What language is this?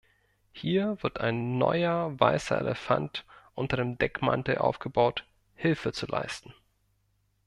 German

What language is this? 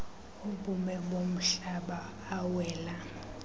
Xhosa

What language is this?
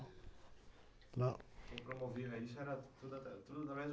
Portuguese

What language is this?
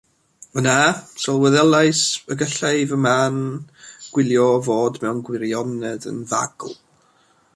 Welsh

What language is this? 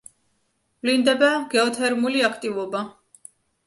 Georgian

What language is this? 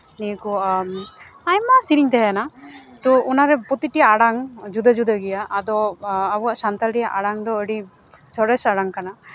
Santali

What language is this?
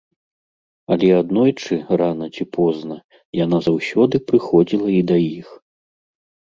Belarusian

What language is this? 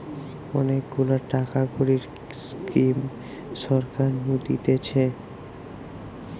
Bangla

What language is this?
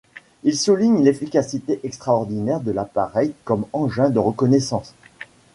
French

